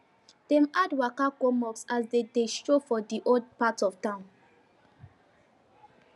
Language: Nigerian Pidgin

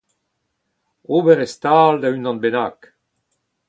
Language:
Breton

